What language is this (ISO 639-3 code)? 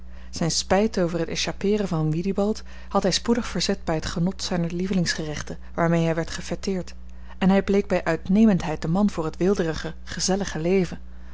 nld